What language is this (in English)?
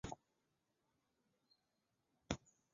Chinese